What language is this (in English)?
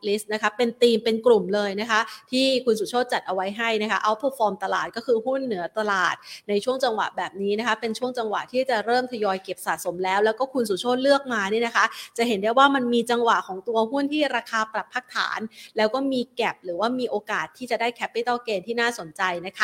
Thai